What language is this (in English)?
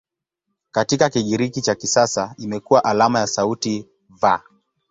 Swahili